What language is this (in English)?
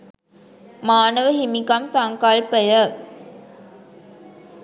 Sinhala